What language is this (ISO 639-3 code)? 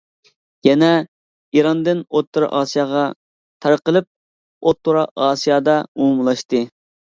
uig